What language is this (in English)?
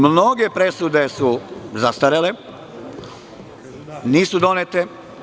Serbian